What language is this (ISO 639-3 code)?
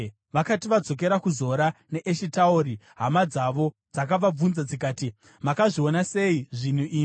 sna